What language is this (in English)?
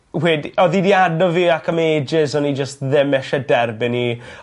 Welsh